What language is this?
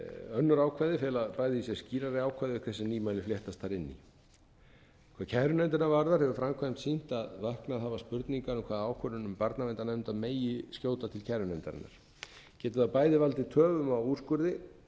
Icelandic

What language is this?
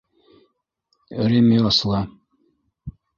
Bashkir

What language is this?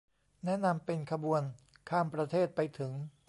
Thai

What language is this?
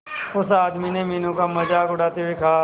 Hindi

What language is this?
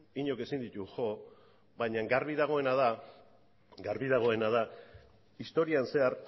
Basque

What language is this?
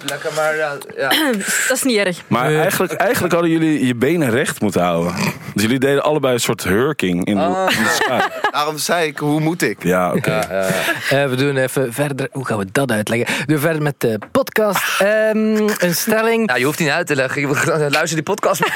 Dutch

